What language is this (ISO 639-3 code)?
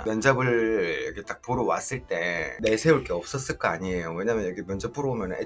kor